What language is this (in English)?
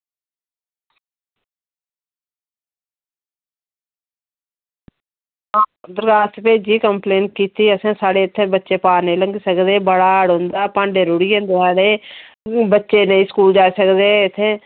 Dogri